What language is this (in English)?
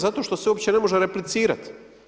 Croatian